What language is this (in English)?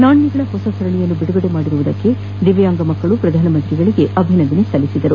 Kannada